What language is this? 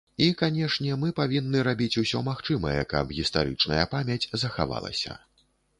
Belarusian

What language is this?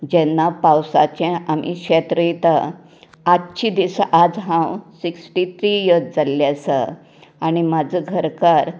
Konkani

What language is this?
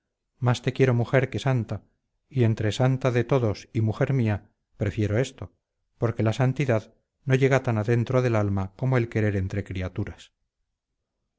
Spanish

